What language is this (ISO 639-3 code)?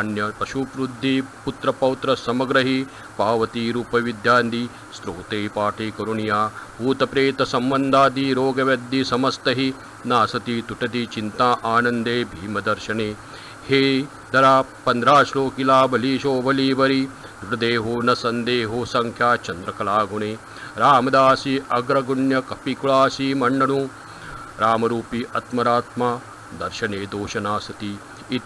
mar